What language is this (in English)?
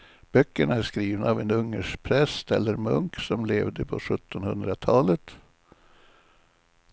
Swedish